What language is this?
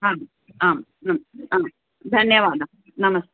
Sanskrit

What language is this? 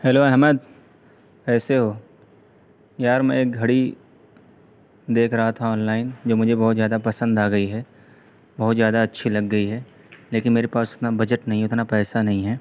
Urdu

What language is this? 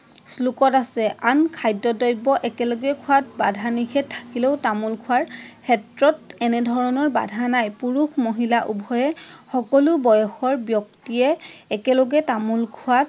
Assamese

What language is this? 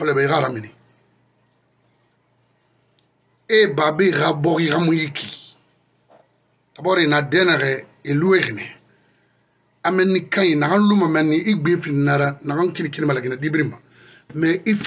French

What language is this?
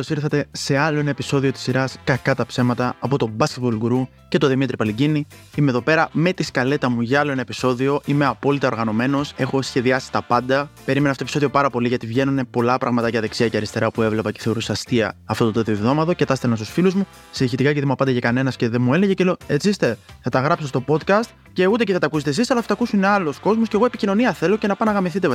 Greek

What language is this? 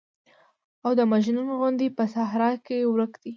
Pashto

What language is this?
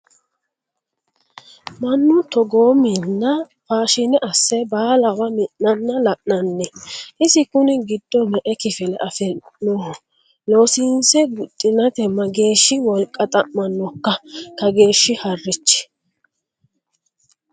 Sidamo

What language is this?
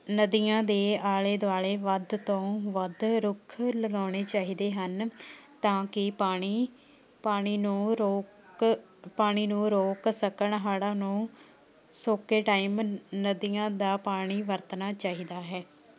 Punjabi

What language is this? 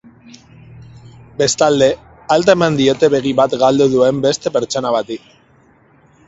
Basque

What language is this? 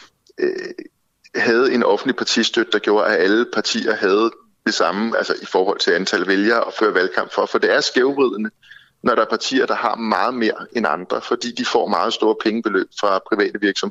Danish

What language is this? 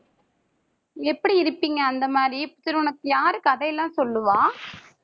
Tamil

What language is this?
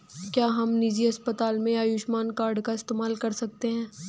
Hindi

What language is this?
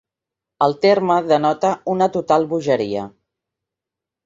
Catalan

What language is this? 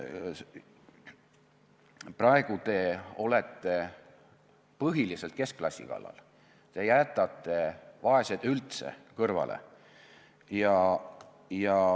Estonian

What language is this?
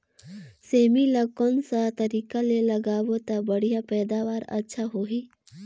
Chhattisgarhi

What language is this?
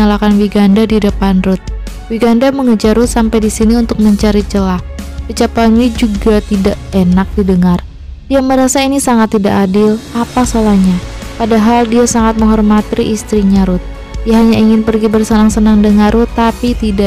Indonesian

